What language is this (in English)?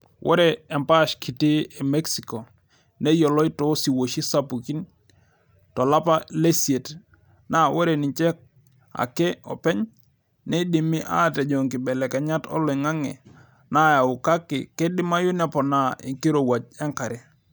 Masai